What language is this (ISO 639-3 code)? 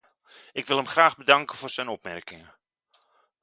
nld